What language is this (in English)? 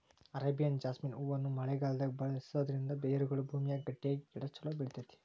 Kannada